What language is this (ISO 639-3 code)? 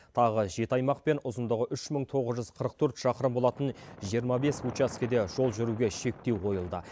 kaz